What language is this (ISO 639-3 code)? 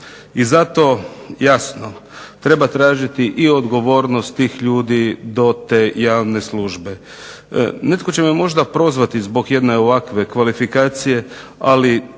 hrv